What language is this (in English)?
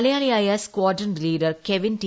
Malayalam